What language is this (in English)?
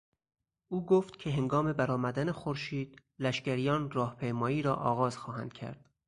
Persian